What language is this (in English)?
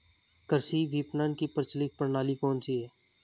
Hindi